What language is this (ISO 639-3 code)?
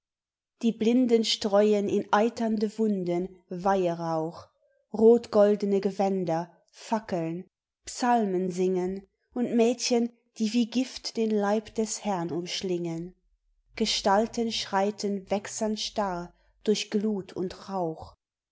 deu